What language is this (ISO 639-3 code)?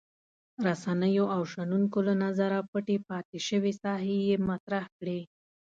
pus